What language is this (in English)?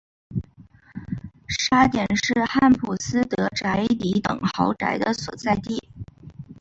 Chinese